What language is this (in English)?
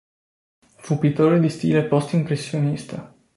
Italian